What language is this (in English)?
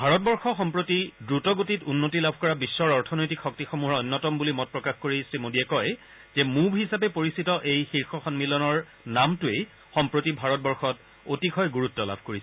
Assamese